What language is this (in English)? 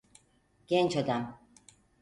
Turkish